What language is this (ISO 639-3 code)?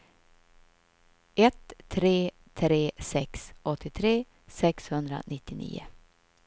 swe